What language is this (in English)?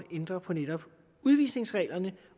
Danish